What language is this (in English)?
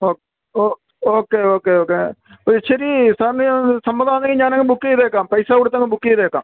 Malayalam